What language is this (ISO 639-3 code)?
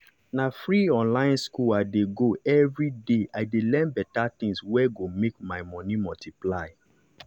pcm